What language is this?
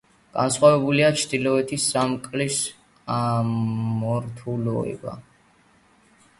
Georgian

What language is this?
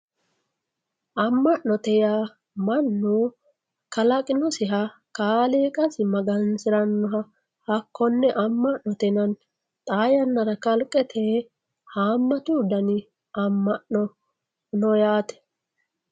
Sidamo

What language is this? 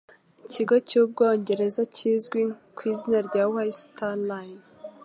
Kinyarwanda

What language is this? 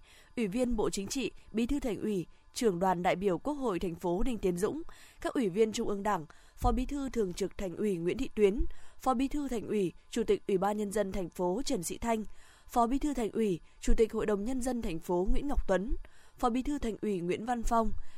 Vietnamese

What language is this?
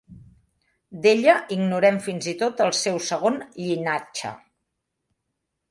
Catalan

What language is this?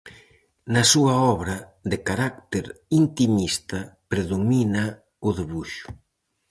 Galician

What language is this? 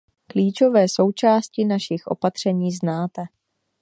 Czech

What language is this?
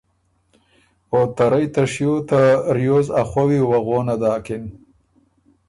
Ormuri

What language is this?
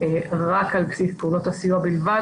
Hebrew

